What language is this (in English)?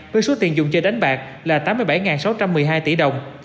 Vietnamese